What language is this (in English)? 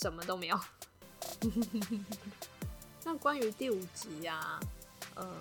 Chinese